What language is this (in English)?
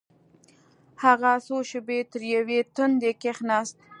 Pashto